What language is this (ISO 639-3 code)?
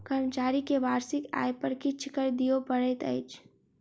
mai